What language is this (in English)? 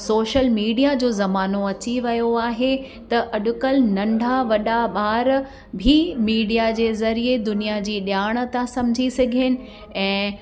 Sindhi